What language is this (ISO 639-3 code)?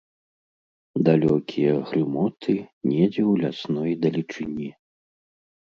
bel